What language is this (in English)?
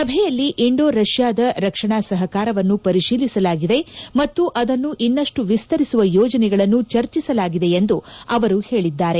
Kannada